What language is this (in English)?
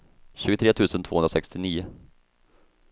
Swedish